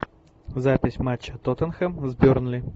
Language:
Russian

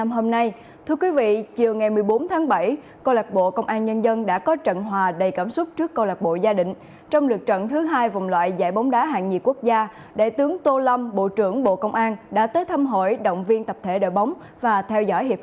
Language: Vietnamese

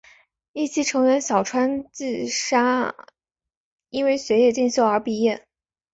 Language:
Chinese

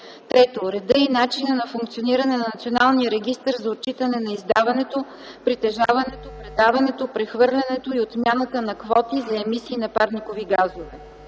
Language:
Bulgarian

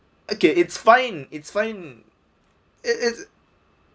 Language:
English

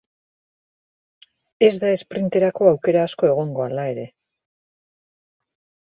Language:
Basque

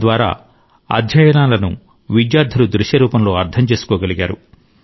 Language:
Telugu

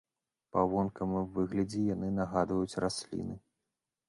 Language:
Belarusian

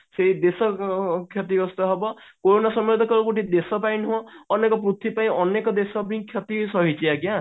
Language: Odia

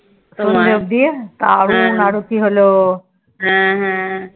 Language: Bangla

